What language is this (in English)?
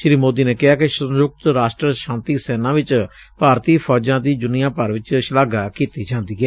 Punjabi